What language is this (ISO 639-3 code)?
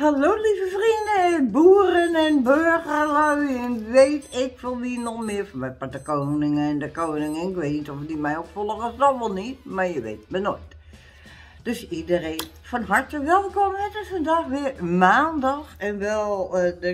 nld